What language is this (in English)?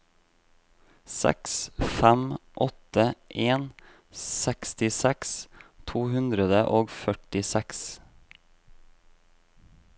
Norwegian